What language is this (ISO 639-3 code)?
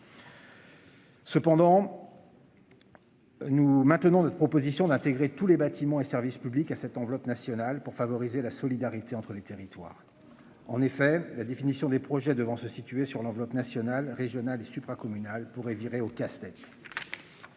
fra